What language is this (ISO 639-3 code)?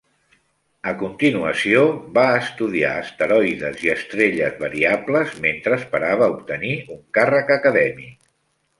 cat